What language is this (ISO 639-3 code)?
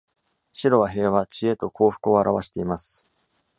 jpn